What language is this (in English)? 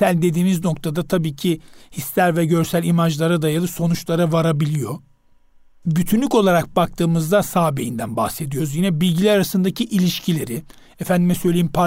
Turkish